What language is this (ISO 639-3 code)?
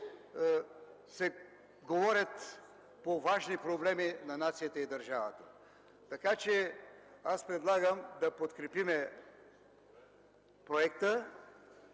bul